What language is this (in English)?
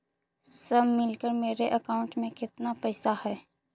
Magahi